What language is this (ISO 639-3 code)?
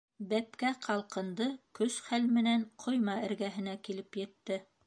bak